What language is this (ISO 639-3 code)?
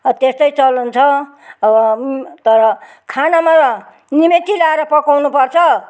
nep